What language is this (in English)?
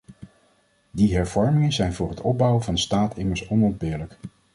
Dutch